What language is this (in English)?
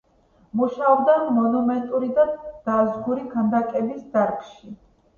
Georgian